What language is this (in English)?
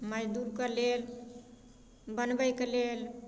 Maithili